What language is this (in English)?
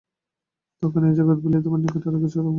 Bangla